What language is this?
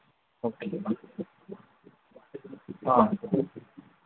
Manipuri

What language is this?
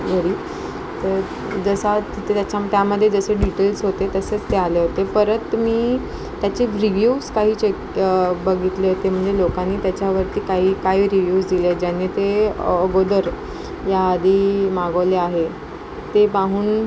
Marathi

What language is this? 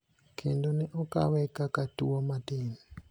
Luo (Kenya and Tanzania)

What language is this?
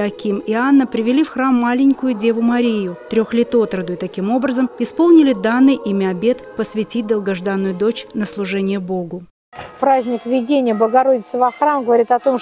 Russian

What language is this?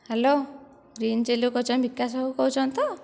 Odia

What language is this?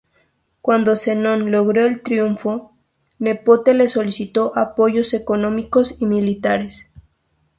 Spanish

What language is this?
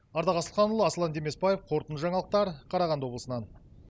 Kazakh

